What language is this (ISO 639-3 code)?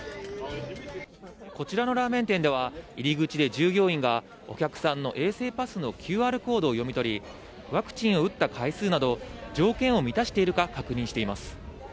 jpn